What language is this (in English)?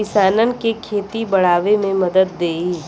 Bhojpuri